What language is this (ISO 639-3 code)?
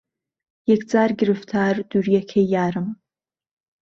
ckb